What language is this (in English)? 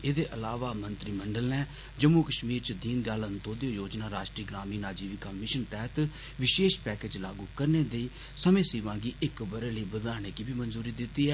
Dogri